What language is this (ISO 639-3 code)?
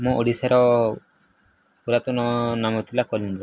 ori